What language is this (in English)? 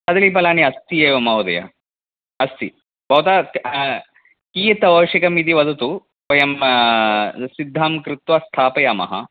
Sanskrit